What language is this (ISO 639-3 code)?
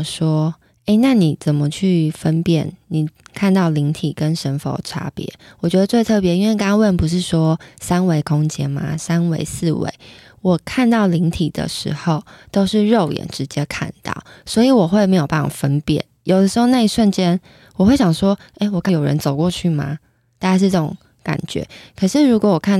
zho